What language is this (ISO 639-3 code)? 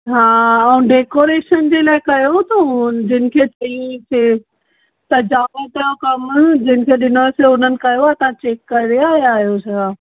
snd